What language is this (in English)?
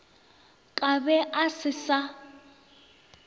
Northern Sotho